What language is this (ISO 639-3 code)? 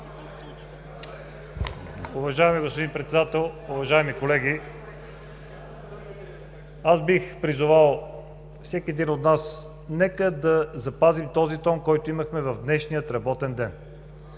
bul